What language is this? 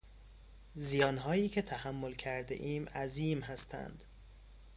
Persian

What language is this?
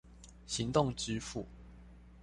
Chinese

